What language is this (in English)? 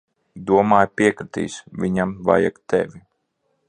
Latvian